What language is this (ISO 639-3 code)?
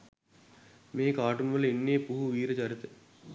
sin